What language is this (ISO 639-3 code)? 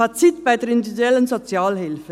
gsw